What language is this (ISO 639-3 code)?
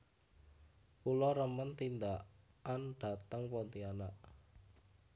jav